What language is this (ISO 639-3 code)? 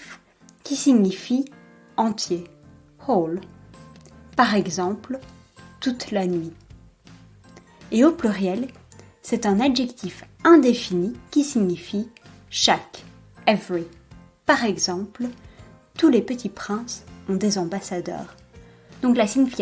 fra